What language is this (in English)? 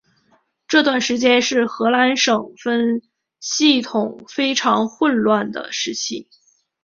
Chinese